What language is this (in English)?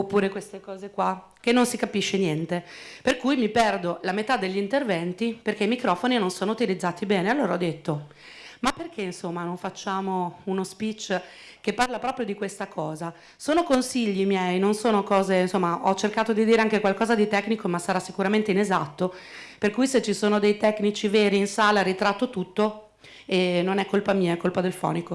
Italian